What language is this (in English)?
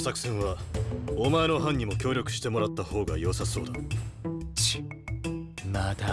Japanese